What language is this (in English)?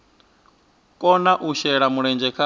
Venda